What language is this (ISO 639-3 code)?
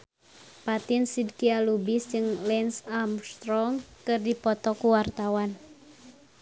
sun